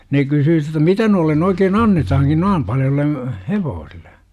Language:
Finnish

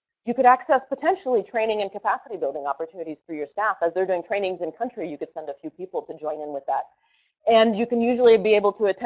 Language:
English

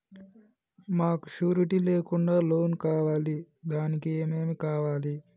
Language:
Telugu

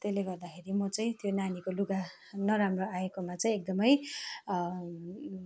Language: Nepali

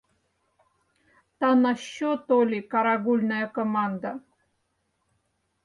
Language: Mari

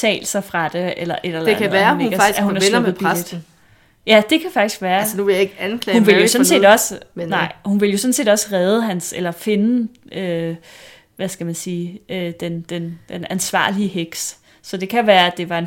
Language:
Danish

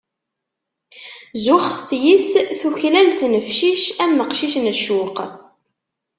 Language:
Kabyle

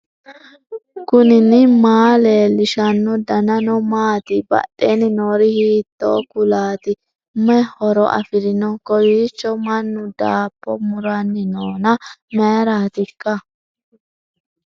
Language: Sidamo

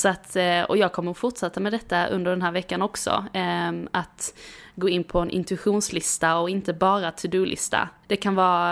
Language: Swedish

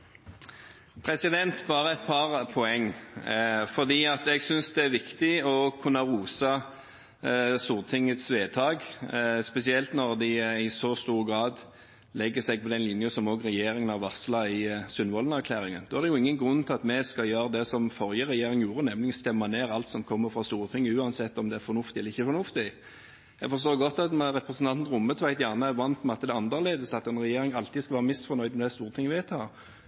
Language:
Norwegian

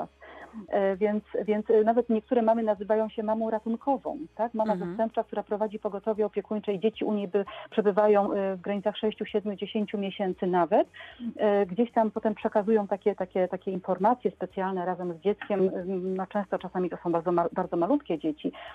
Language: Polish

